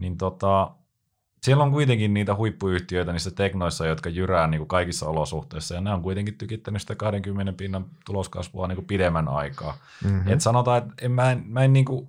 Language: Finnish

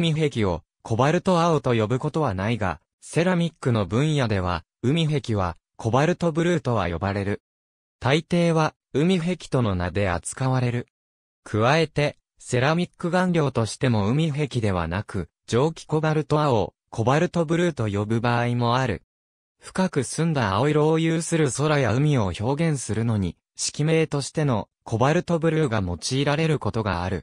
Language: Japanese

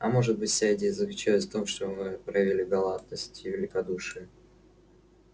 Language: Russian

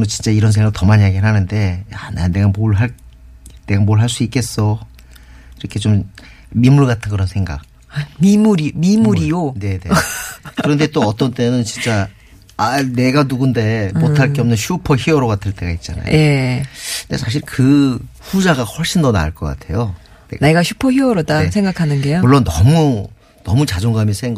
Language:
Korean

